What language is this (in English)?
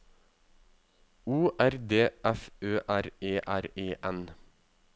Norwegian